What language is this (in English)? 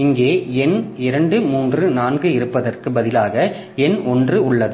Tamil